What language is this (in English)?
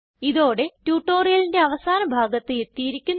Malayalam